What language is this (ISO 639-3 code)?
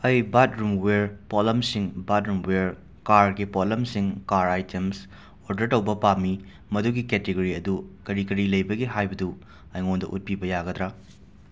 mni